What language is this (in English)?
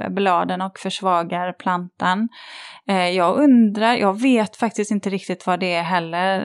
Swedish